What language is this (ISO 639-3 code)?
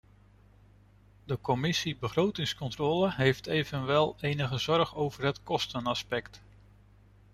nld